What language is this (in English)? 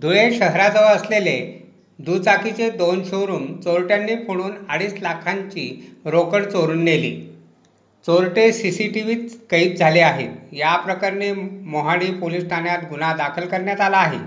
Marathi